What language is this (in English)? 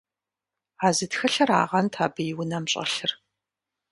Kabardian